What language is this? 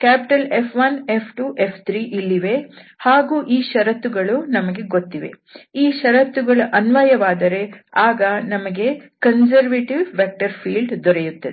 Kannada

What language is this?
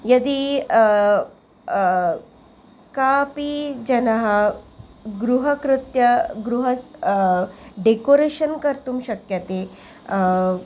Sanskrit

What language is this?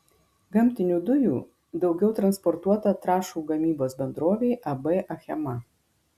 Lithuanian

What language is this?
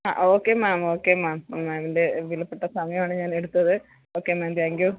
Malayalam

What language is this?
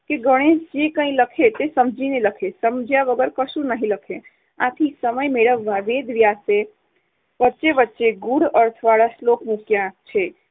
Gujarati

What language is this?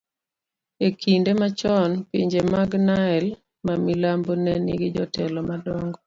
Luo (Kenya and Tanzania)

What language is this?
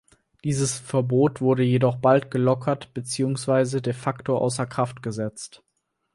German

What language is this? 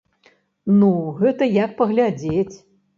Belarusian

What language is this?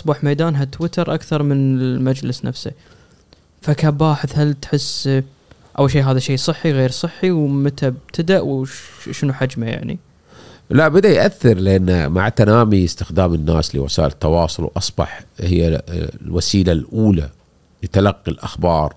Arabic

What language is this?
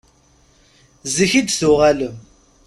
Kabyle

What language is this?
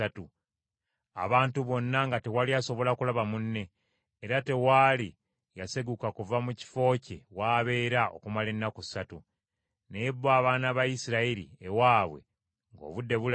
Ganda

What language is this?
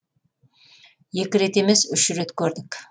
Kazakh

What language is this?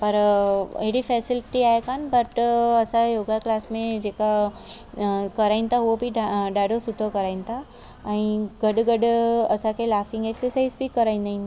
Sindhi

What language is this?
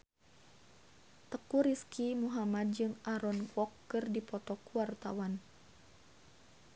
Sundanese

